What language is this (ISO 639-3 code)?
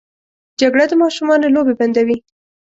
pus